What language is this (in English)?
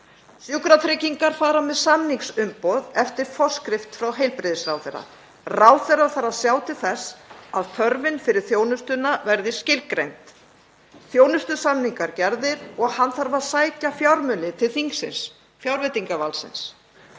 Icelandic